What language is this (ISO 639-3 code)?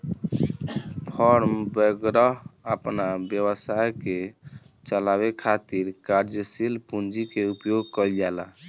bho